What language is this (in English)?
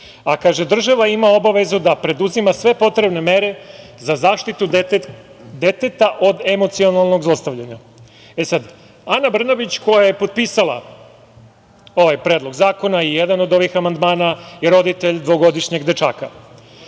Serbian